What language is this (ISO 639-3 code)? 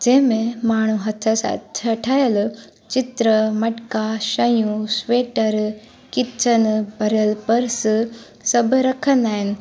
snd